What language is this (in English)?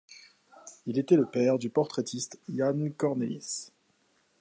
French